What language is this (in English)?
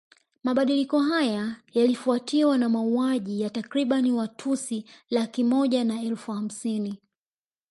Swahili